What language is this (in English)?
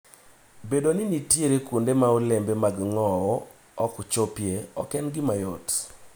Luo (Kenya and Tanzania)